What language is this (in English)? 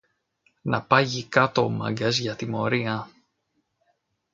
Greek